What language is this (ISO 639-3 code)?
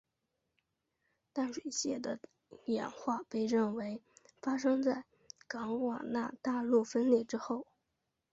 zho